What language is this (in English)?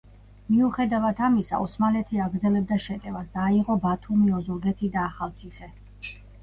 Georgian